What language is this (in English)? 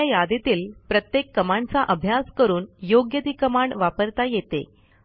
Marathi